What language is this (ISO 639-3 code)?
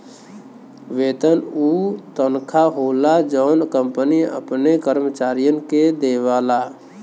bho